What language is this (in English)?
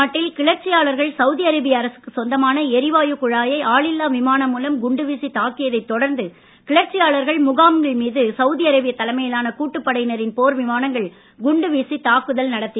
Tamil